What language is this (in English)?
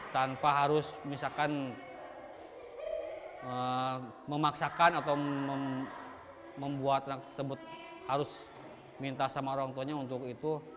Indonesian